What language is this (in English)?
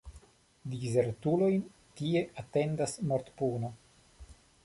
Esperanto